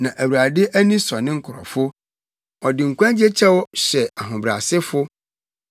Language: Akan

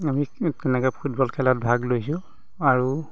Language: Assamese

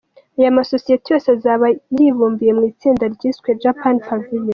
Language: Kinyarwanda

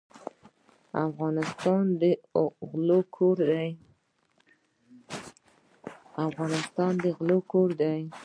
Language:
Pashto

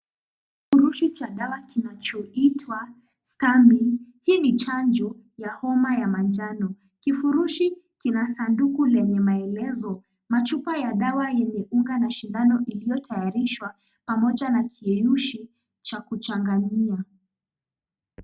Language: Swahili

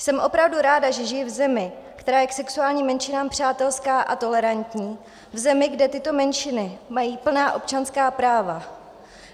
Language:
Czech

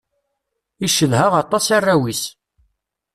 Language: Kabyle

